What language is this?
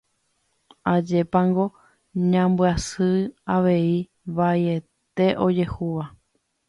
Guarani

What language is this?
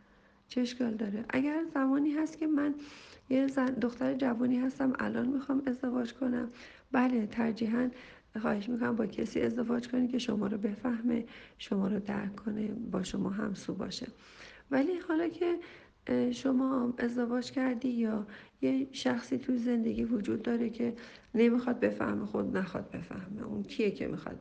Persian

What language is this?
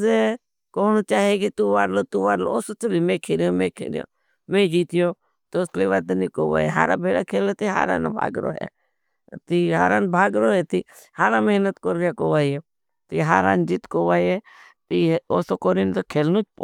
Bhili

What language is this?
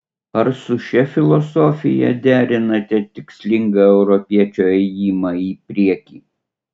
Lithuanian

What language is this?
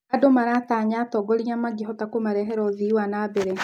Kikuyu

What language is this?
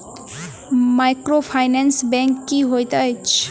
Maithili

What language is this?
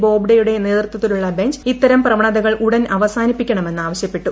Malayalam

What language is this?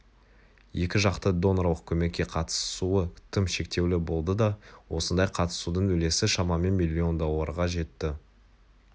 Kazakh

